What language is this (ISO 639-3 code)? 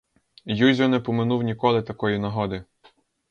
ukr